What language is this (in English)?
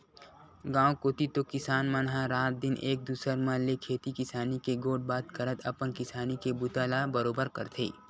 Chhattisgarhi